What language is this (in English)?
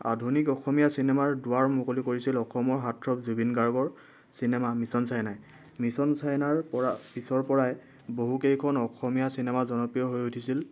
Assamese